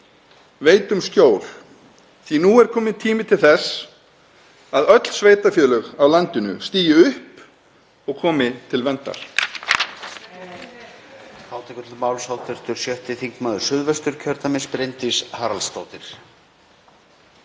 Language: Icelandic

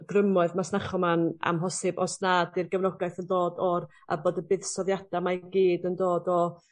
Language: Welsh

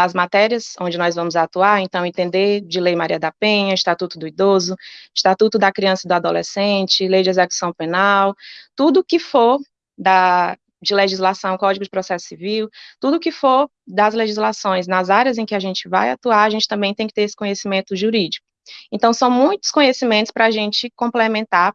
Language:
Portuguese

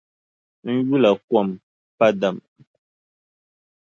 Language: Dagbani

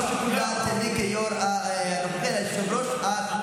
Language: Hebrew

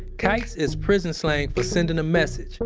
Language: English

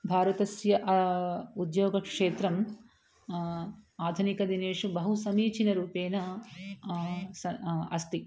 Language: Sanskrit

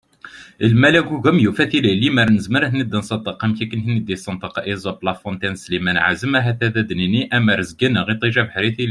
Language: Kabyle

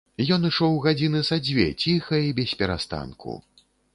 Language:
Belarusian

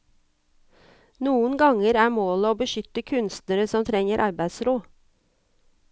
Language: Norwegian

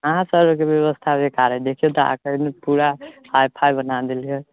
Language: Maithili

